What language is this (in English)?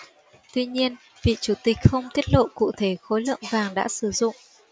Vietnamese